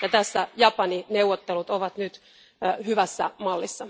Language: Finnish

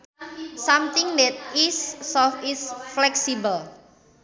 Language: Sundanese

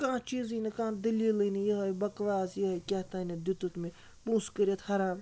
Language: Kashmiri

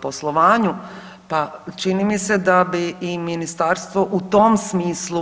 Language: Croatian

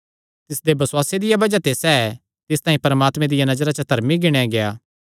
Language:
Kangri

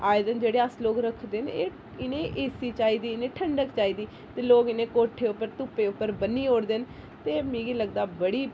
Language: Dogri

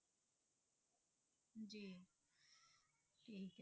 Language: Punjabi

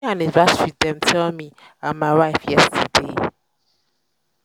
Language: Nigerian Pidgin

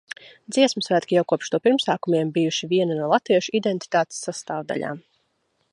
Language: Latvian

